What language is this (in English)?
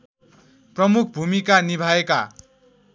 Nepali